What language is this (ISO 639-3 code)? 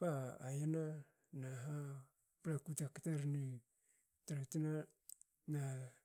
hao